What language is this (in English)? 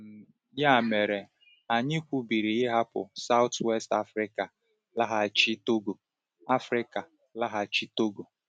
Igbo